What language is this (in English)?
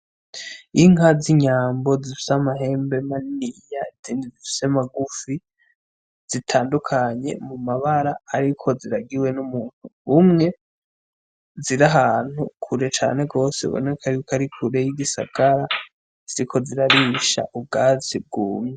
Rundi